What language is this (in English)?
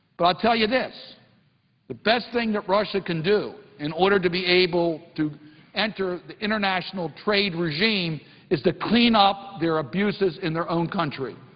English